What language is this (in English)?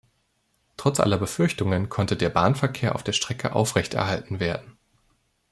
German